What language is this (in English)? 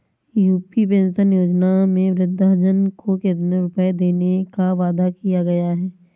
Hindi